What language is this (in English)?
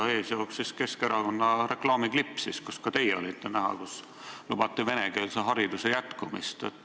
Estonian